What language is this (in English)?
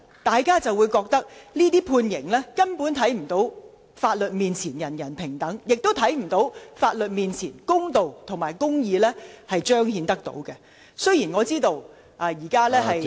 Cantonese